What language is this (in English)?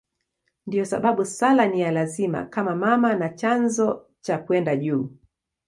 Swahili